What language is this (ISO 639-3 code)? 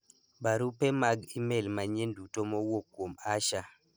luo